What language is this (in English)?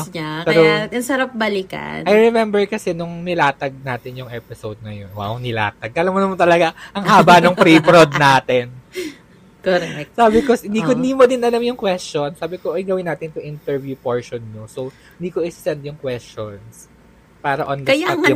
Filipino